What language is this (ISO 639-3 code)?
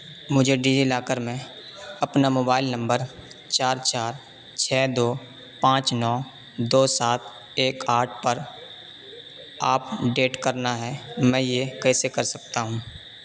urd